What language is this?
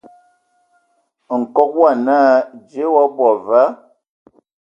Ewondo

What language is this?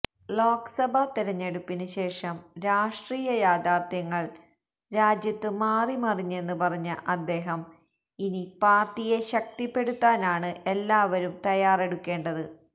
Malayalam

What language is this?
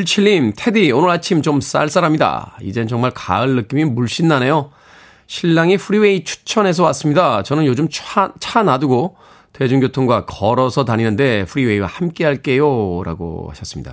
Korean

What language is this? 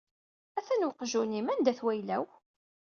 Kabyle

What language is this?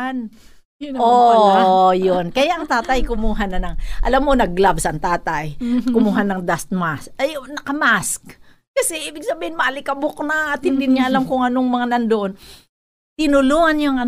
Filipino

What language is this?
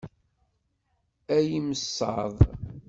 Kabyle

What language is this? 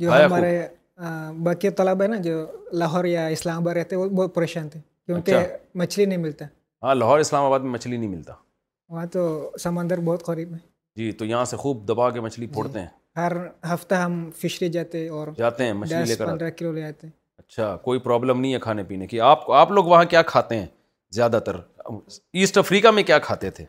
Urdu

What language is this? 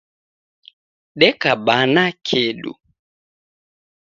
Taita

